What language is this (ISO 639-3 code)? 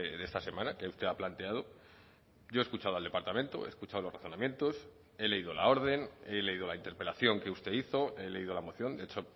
spa